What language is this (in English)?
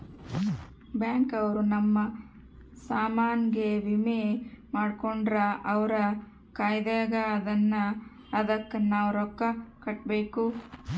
Kannada